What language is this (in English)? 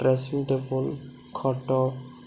Odia